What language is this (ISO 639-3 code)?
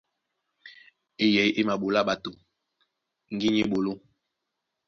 dua